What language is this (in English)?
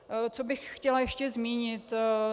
Czech